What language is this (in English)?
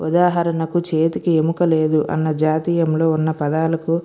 Telugu